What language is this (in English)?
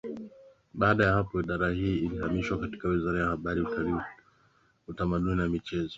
Swahili